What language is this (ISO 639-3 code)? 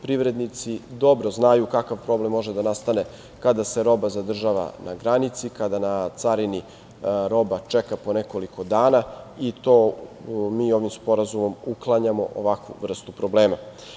srp